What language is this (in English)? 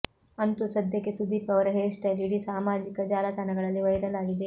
Kannada